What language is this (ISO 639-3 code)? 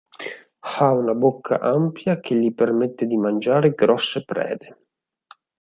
ita